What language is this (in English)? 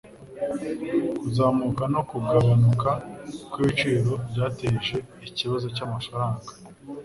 Kinyarwanda